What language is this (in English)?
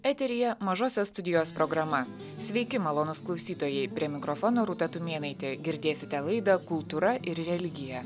Lithuanian